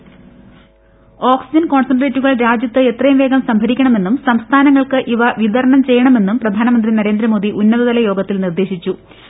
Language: Malayalam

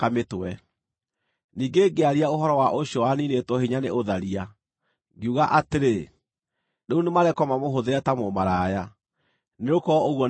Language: Kikuyu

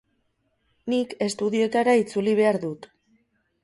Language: Basque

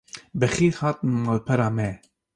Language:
Kurdish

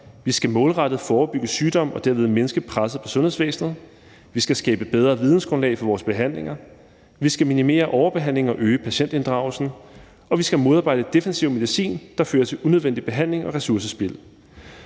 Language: Danish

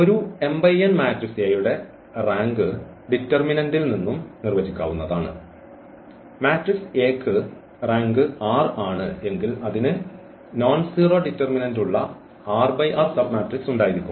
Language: Malayalam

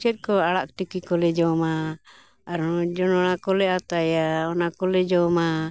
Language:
Santali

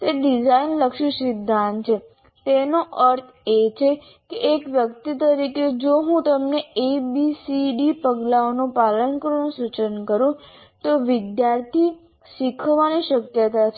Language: Gujarati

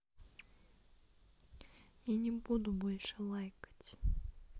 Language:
Russian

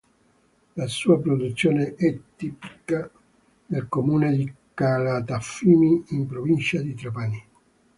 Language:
Italian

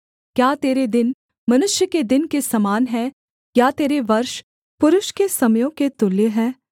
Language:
Hindi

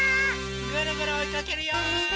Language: Japanese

